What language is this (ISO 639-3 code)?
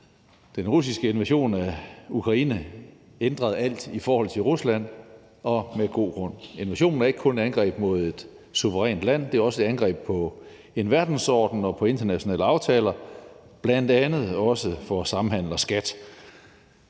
dan